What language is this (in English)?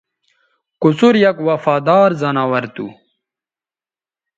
Bateri